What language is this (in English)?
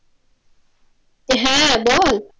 Bangla